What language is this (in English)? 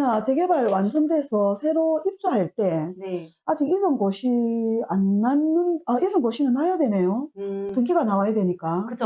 Korean